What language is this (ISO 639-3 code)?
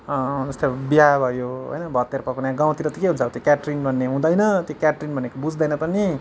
nep